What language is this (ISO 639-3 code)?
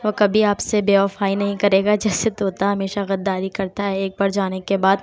urd